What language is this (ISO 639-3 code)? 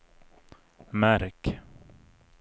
swe